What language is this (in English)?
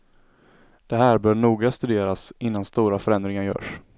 Swedish